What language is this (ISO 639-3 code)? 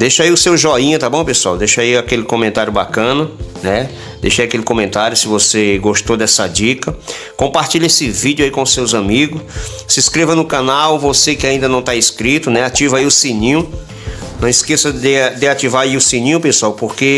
por